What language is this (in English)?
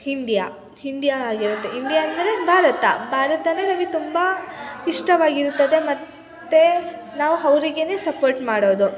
Kannada